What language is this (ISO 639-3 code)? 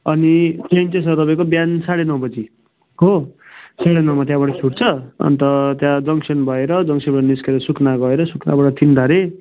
nep